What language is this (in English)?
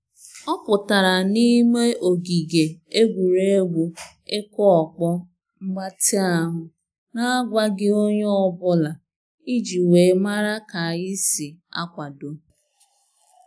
Igbo